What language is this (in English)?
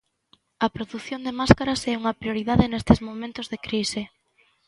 Galician